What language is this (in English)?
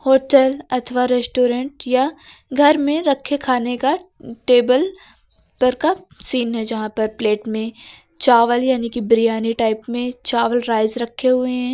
Hindi